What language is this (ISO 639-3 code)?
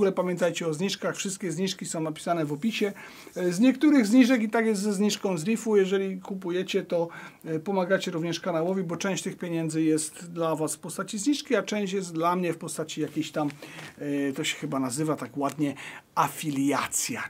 pol